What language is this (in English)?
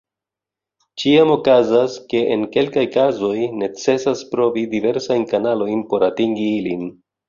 Esperanto